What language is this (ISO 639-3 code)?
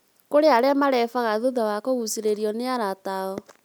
kik